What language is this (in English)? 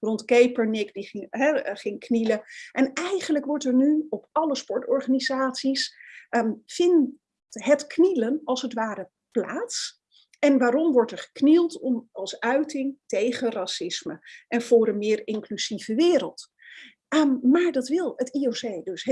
Dutch